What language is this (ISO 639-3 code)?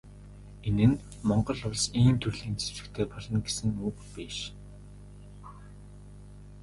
mon